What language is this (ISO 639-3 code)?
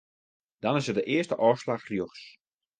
fry